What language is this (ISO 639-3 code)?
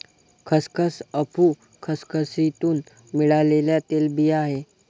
mar